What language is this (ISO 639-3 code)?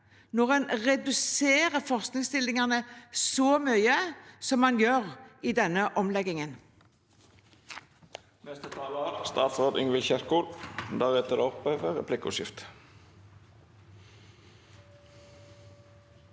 nor